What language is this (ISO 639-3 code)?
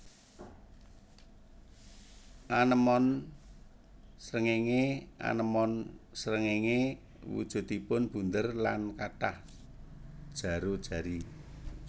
jav